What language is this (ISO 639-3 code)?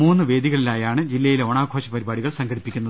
mal